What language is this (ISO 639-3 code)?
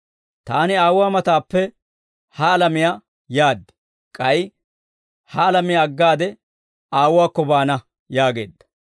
dwr